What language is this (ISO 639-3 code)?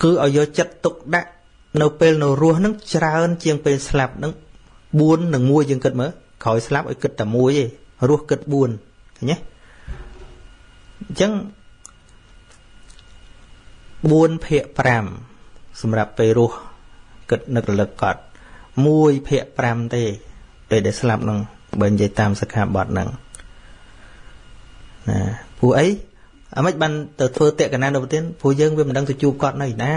vie